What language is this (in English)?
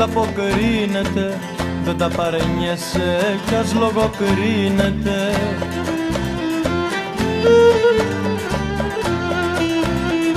Greek